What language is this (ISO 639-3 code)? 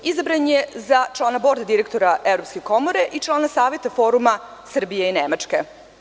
srp